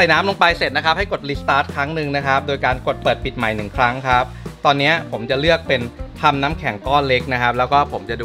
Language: Thai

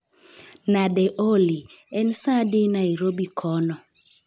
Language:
Luo (Kenya and Tanzania)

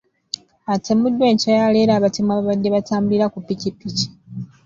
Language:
Ganda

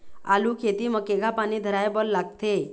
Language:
Chhattisgarhi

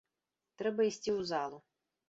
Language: Belarusian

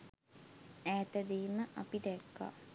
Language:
Sinhala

